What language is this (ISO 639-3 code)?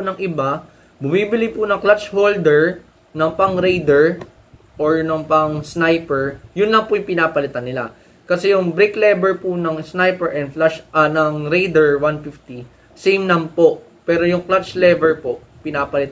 fil